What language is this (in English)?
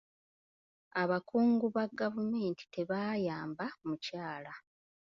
Ganda